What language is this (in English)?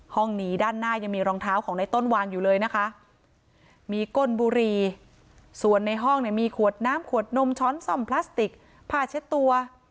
Thai